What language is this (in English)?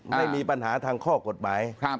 Thai